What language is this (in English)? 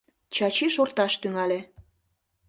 Mari